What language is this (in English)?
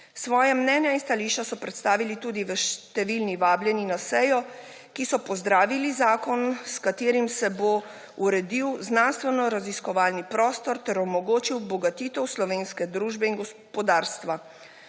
Slovenian